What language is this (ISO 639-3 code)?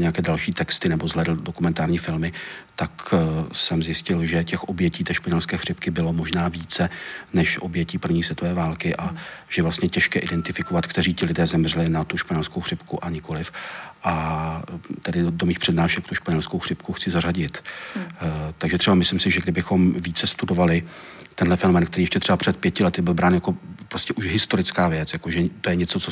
ces